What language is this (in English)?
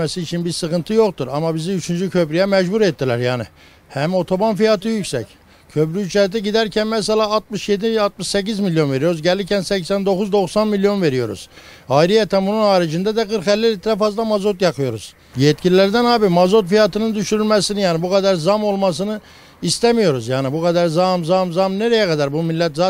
Turkish